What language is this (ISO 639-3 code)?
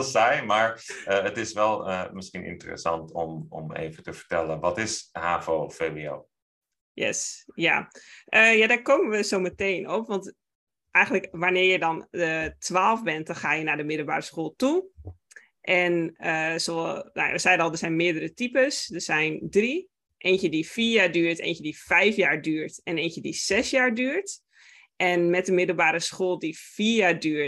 nld